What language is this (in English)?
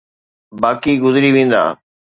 Sindhi